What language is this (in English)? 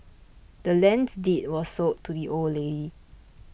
English